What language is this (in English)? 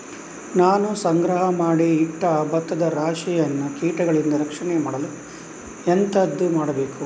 Kannada